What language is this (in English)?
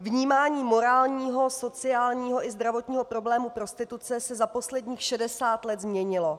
Czech